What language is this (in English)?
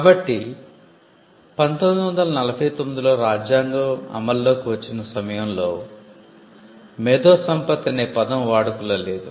Telugu